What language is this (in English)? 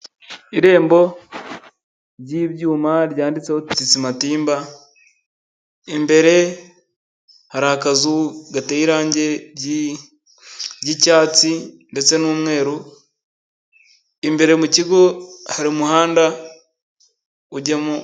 Kinyarwanda